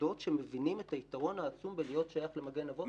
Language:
Hebrew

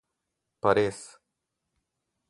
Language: Slovenian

